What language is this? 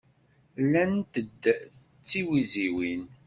Kabyle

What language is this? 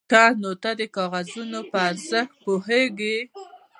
Pashto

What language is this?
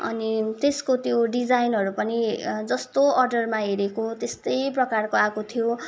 Nepali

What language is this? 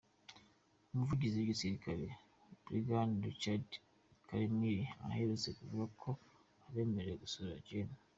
Kinyarwanda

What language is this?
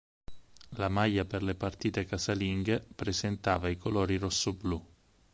Italian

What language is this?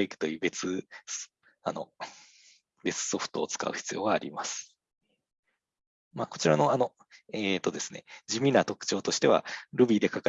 Japanese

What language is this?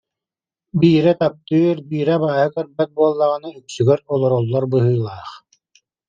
Yakut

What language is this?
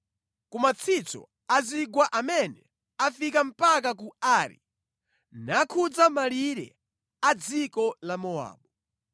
Nyanja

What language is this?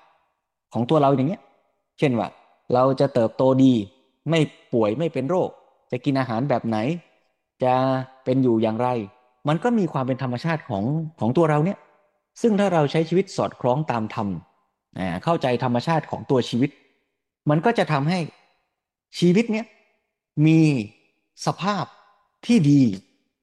Thai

